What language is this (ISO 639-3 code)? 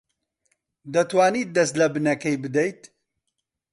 ckb